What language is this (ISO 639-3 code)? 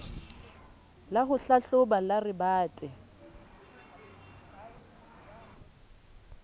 sot